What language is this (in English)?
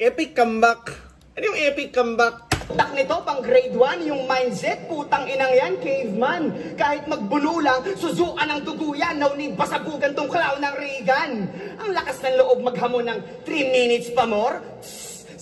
Filipino